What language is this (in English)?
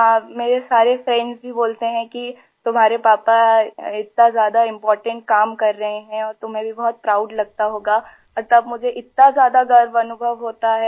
Hindi